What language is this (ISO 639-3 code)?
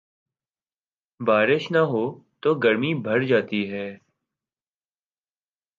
urd